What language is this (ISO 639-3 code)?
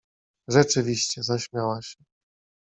pol